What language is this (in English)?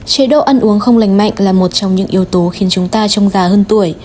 Vietnamese